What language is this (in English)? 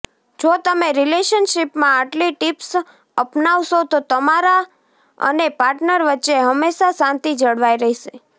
Gujarati